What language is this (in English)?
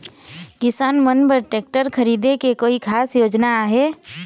Chhattisgarhi